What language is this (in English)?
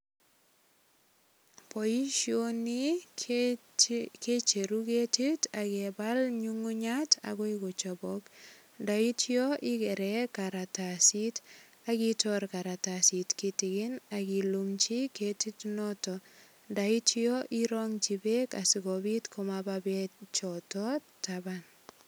Kalenjin